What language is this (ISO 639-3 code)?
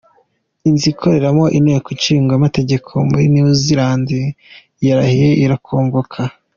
kin